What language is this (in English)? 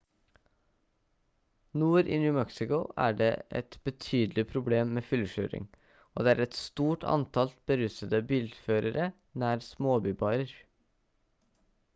Norwegian Bokmål